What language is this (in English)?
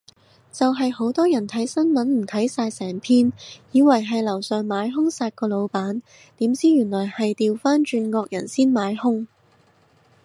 Cantonese